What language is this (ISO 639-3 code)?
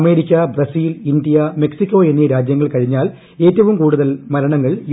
mal